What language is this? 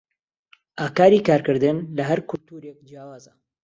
Central Kurdish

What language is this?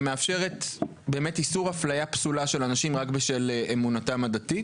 Hebrew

